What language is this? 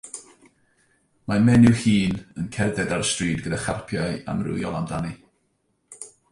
Welsh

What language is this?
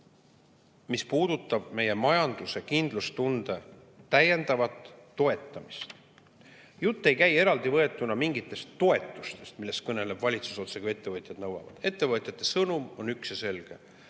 Estonian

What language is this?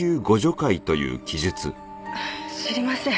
Japanese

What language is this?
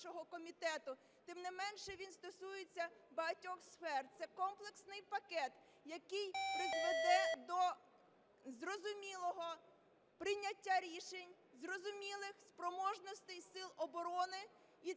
Ukrainian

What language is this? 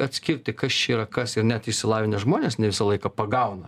Lithuanian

